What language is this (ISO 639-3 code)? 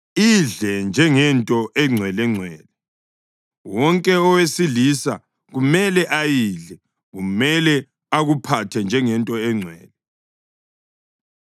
nde